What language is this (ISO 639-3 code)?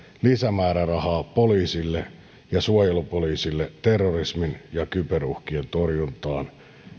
fin